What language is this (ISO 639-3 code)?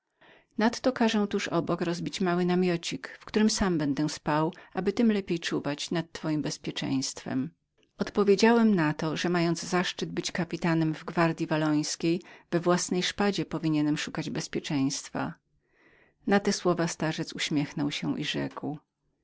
pol